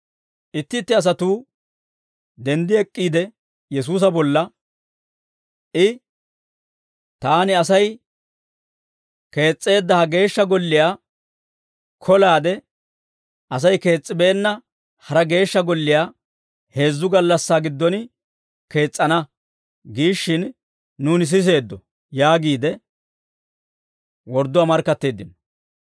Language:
Dawro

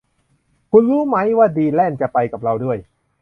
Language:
Thai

